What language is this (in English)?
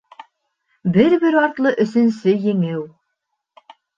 Bashkir